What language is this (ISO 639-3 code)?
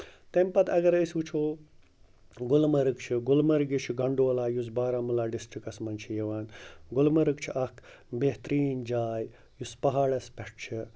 kas